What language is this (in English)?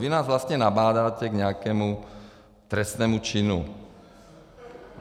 Czech